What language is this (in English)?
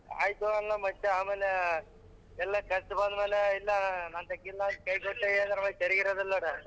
Kannada